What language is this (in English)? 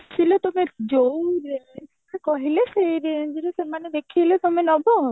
Odia